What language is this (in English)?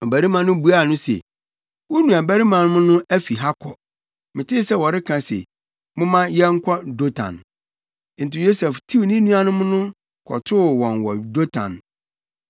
Akan